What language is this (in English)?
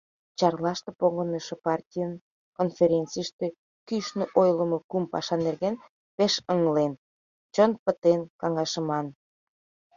Mari